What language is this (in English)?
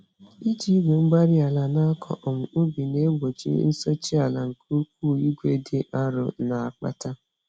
Igbo